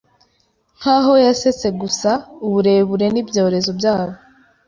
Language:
Kinyarwanda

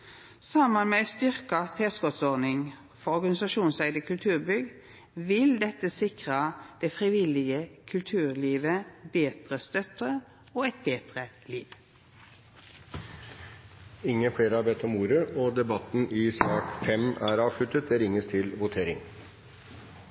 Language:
Norwegian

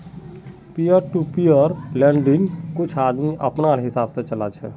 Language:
Magahi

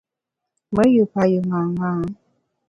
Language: Bamun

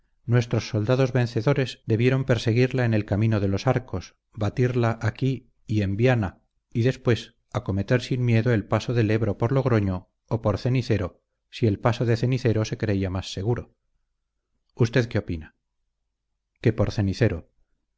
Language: Spanish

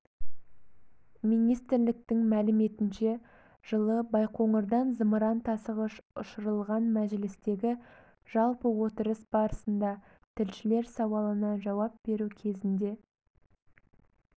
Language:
Kazakh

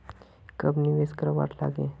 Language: Magahi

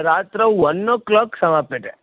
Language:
Sanskrit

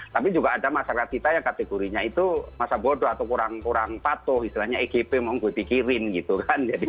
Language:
Indonesian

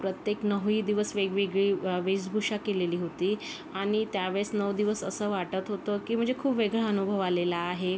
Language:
Marathi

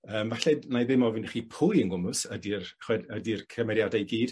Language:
Welsh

